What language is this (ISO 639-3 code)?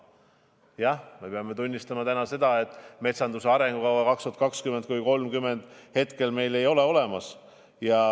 est